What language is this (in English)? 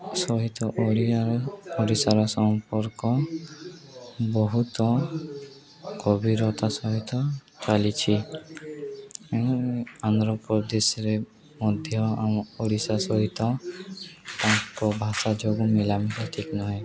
Odia